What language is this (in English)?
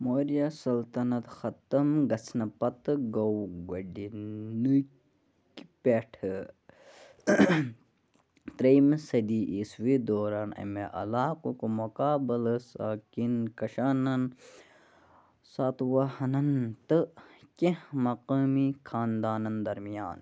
Kashmiri